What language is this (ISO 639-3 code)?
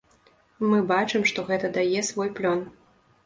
bel